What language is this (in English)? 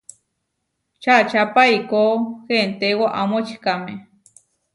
Huarijio